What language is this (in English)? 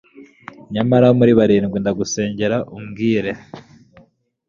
Kinyarwanda